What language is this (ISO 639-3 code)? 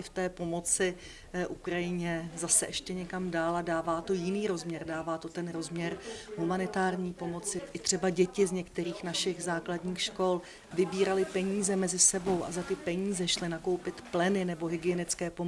ces